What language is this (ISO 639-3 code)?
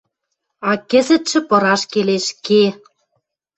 mrj